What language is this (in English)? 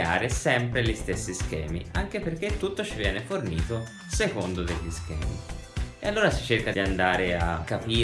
Italian